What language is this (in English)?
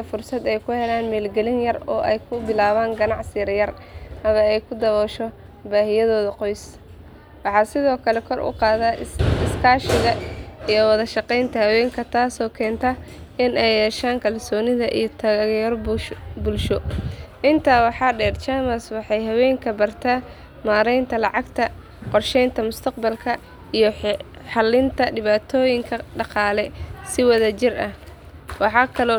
Somali